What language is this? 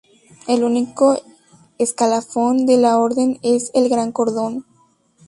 Spanish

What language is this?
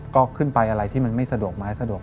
Thai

